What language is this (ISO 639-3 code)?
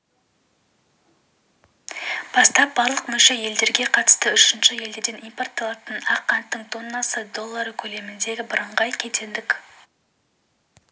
kaz